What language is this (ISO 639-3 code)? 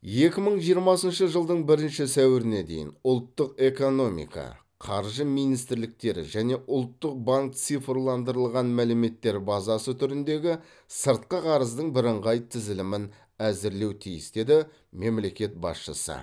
kaz